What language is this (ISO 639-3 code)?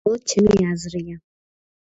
kat